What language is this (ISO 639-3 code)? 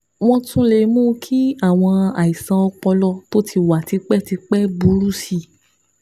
yor